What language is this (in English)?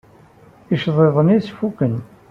Kabyle